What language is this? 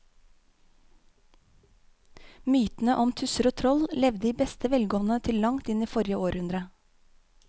Norwegian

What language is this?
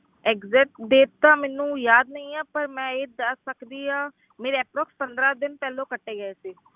Punjabi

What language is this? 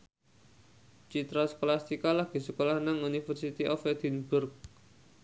Javanese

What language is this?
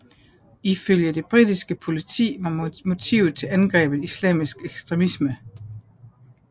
Danish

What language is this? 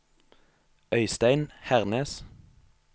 Norwegian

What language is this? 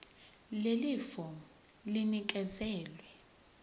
Zulu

